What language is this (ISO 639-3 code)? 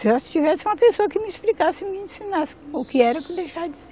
por